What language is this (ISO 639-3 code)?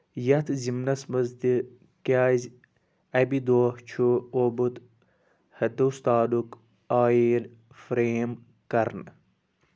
kas